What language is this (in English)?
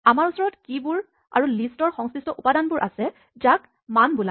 Assamese